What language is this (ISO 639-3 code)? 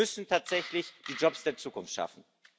deu